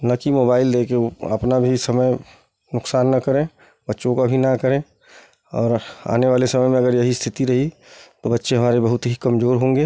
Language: Hindi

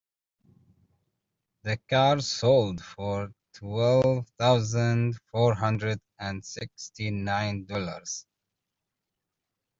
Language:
English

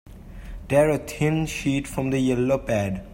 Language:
English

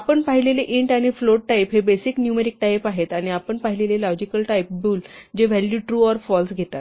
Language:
Marathi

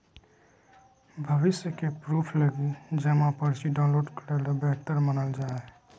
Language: Magahi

